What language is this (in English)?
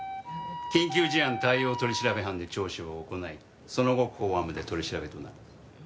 Japanese